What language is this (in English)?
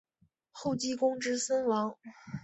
Chinese